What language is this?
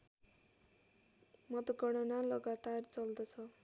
Nepali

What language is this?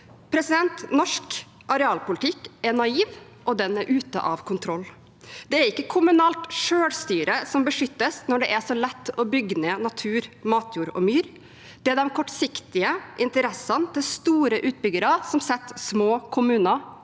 Norwegian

